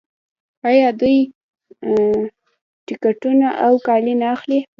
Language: Pashto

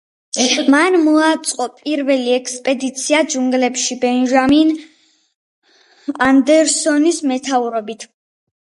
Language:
Georgian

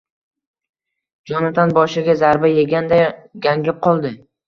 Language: Uzbek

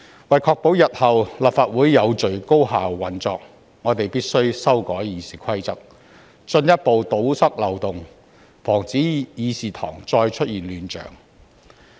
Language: Cantonese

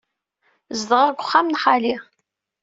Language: Kabyle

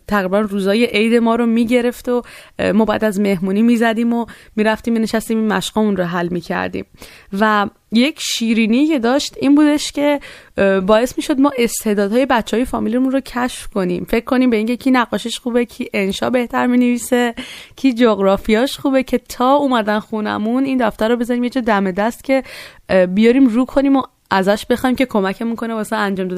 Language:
Persian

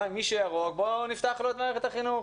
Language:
Hebrew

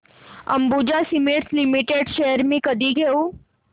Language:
Marathi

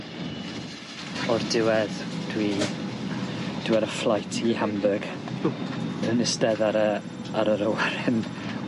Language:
Welsh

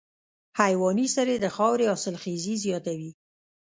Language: Pashto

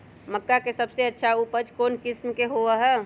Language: Magahi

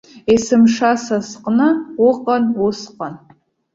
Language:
Abkhazian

